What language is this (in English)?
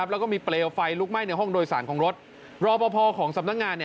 Thai